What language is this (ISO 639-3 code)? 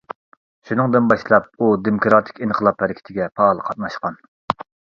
uig